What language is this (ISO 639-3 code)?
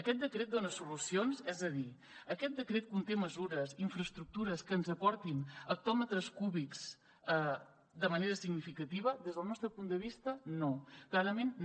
cat